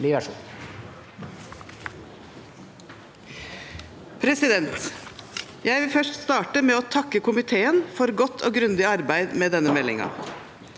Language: Norwegian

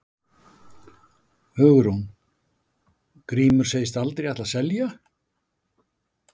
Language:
Icelandic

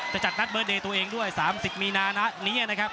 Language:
Thai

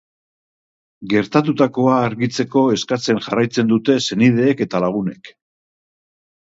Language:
Basque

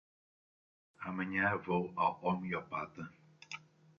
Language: Portuguese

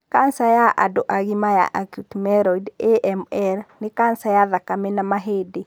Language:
Kikuyu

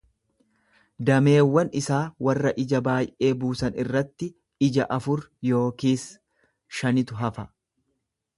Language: Oromo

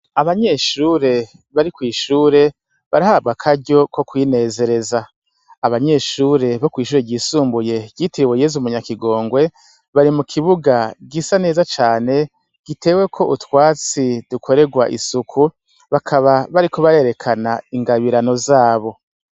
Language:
Rundi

